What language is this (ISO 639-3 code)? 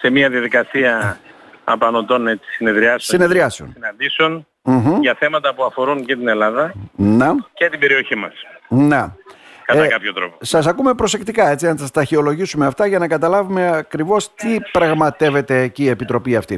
ell